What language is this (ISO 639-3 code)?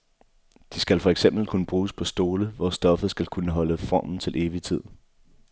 dan